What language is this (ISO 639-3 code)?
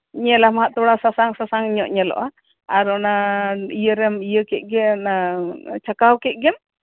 sat